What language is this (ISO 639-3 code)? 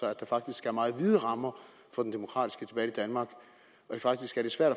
dan